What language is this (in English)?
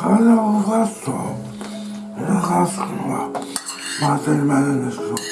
Japanese